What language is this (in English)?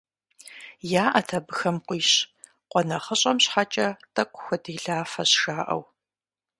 Kabardian